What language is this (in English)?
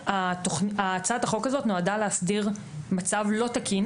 Hebrew